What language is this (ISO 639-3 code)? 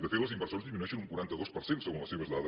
cat